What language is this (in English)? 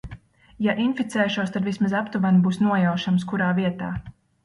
Latvian